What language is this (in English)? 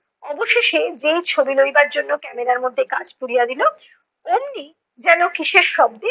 Bangla